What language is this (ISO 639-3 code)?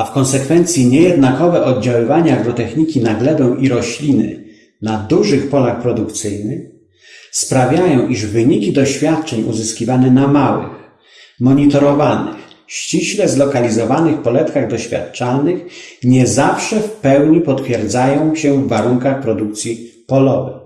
pol